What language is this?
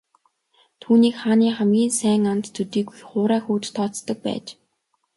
Mongolian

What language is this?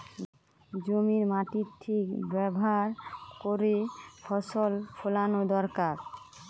Bangla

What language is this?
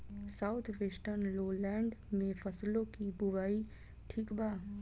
Bhojpuri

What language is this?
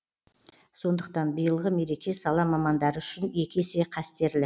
Kazakh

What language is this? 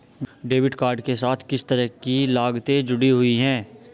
Hindi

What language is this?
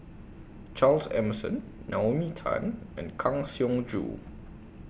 English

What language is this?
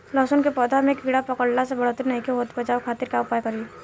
Bhojpuri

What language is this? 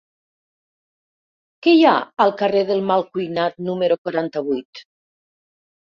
Catalan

